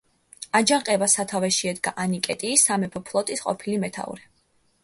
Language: Georgian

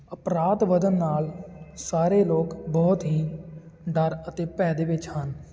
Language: Punjabi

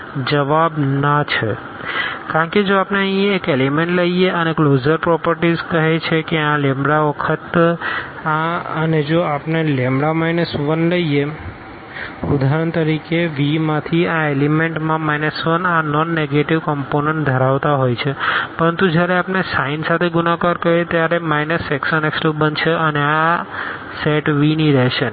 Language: Gujarati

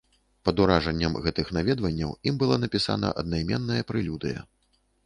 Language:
Belarusian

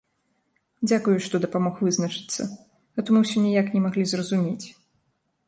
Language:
Belarusian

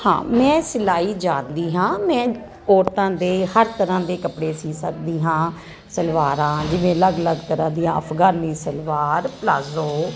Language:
Punjabi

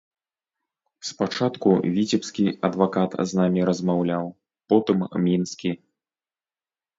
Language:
Belarusian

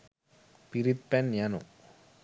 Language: Sinhala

